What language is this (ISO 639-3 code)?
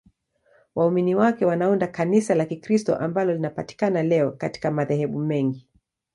swa